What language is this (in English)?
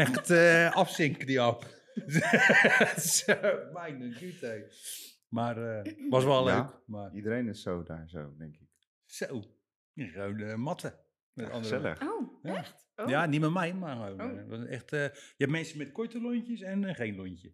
Dutch